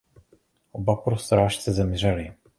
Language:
Czech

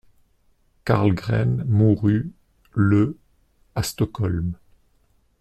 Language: French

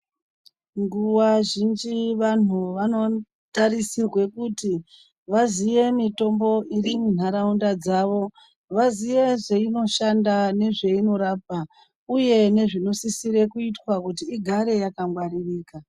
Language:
Ndau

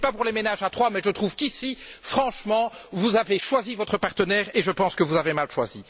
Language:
French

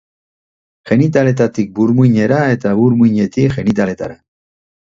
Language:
Basque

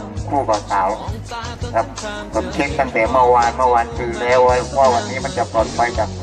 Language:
Thai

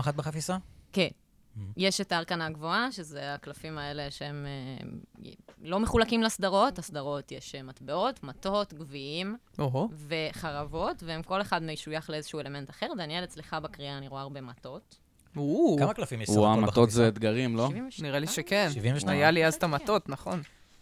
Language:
Hebrew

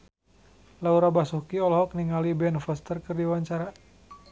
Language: Sundanese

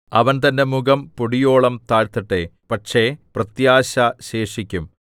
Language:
Malayalam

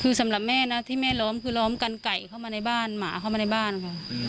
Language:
Thai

